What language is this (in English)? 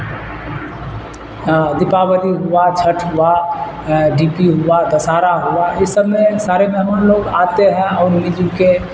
Urdu